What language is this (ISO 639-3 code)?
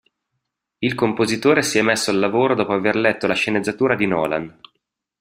ita